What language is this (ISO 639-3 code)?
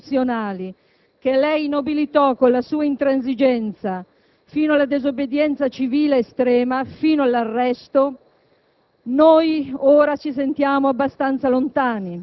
ita